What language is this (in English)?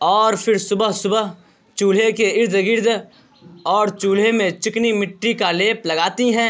Urdu